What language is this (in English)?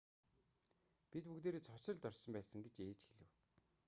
Mongolian